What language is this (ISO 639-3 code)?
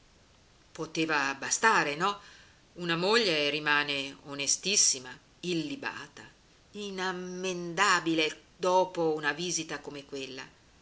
ita